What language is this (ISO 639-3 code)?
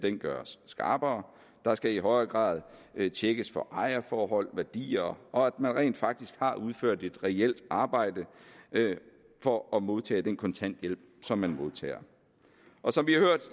dan